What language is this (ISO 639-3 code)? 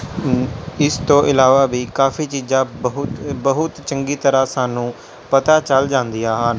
pan